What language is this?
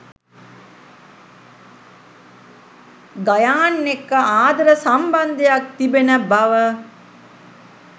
Sinhala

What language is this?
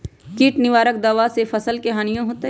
Magahi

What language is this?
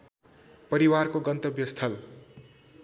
Nepali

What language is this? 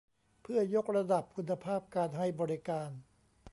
Thai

